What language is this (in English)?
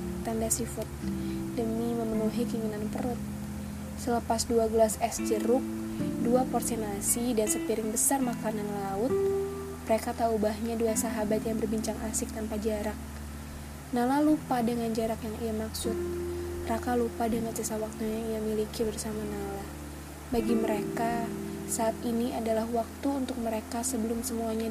Indonesian